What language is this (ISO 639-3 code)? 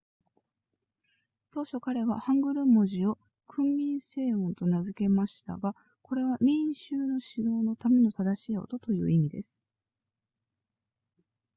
jpn